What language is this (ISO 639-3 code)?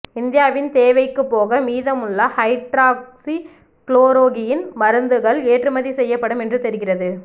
tam